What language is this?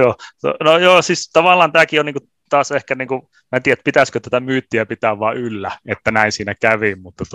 Finnish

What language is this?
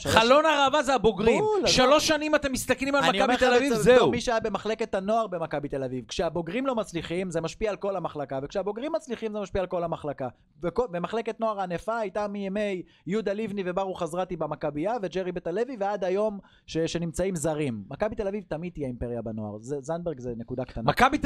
Hebrew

